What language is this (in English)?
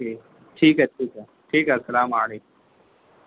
Urdu